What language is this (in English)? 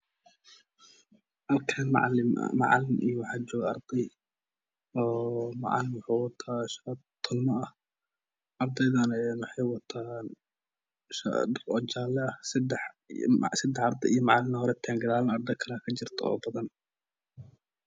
Somali